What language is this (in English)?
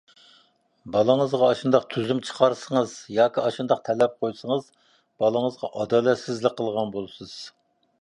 Uyghur